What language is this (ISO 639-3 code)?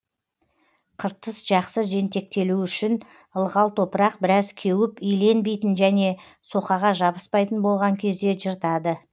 kaz